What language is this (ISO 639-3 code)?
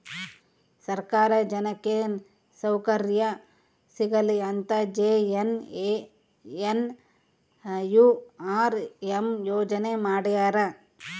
kan